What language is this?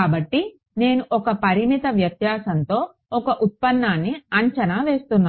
Telugu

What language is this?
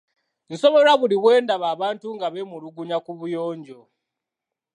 Ganda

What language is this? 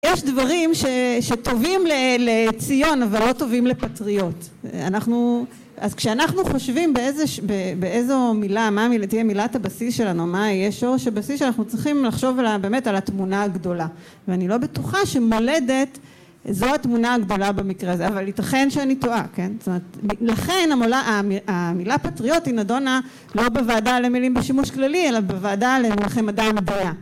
Hebrew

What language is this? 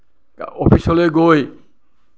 Assamese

